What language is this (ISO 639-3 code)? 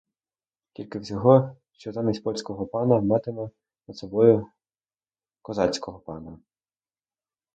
ukr